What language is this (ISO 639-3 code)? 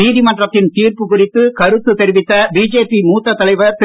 tam